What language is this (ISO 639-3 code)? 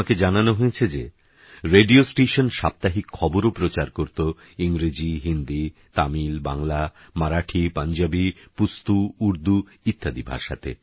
ben